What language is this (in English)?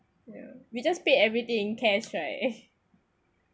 English